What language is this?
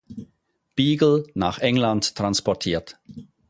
German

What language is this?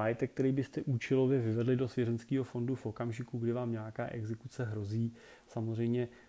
Czech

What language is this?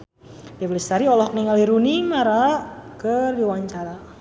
Sundanese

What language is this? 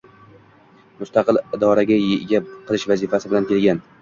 Uzbek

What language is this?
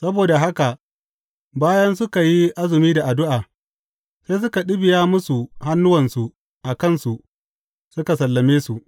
Hausa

